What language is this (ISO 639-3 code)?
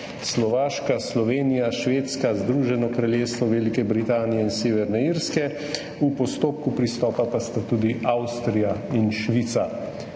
slv